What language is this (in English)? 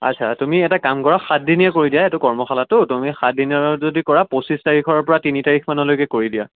Assamese